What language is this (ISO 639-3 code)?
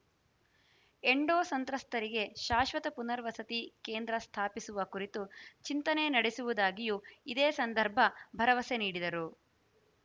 kan